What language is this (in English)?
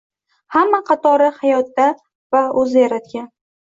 Uzbek